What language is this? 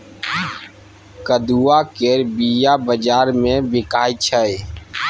Maithili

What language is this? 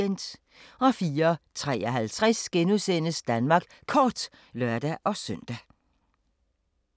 Danish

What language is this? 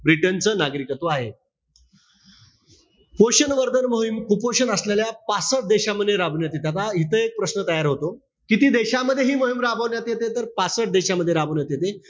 Marathi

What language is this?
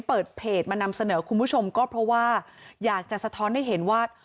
Thai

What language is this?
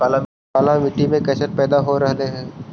Magahi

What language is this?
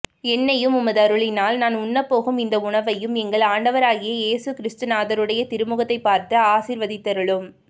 Tamil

